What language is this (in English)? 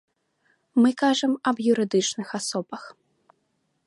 Belarusian